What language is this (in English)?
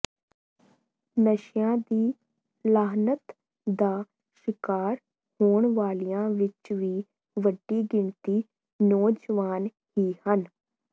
Punjabi